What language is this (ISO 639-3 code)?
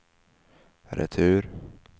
swe